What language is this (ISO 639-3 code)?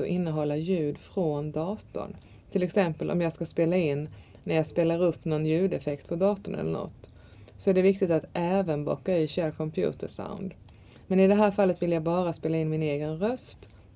swe